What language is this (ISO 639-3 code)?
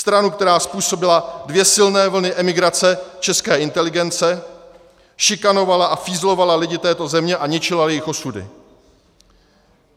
ces